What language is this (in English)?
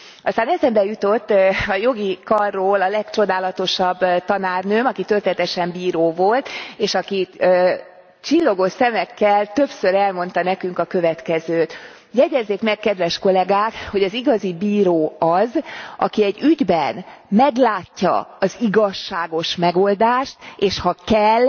Hungarian